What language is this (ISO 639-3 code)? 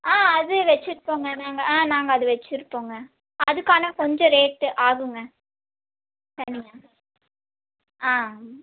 tam